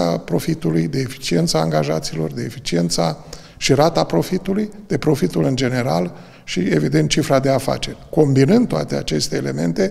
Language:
Romanian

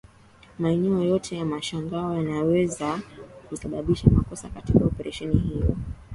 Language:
Swahili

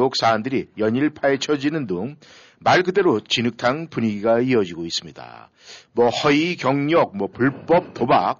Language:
Korean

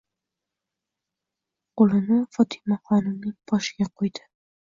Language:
Uzbek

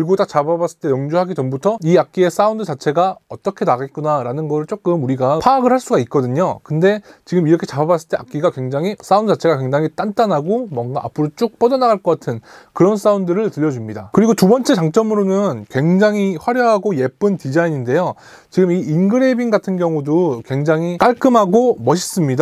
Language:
Korean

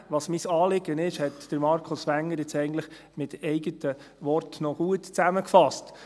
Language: Swiss German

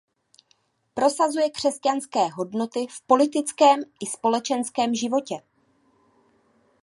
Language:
Czech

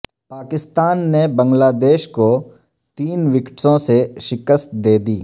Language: Urdu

